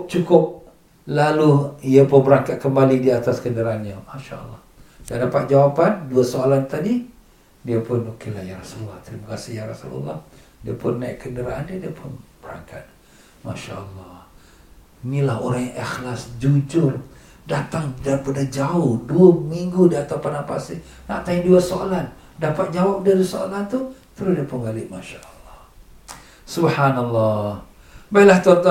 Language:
Malay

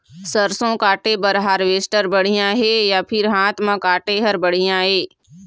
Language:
Chhattisgarhi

